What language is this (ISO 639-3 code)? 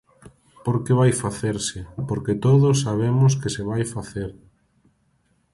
glg